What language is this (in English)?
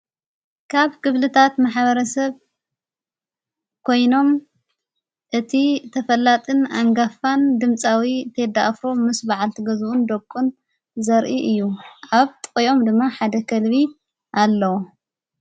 Tigrinya